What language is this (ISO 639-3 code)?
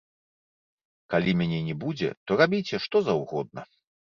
bel